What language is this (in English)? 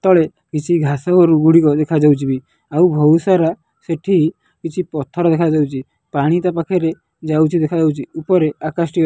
Odia